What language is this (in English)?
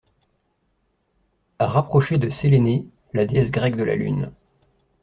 French